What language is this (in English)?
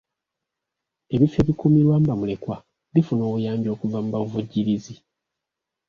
Ganda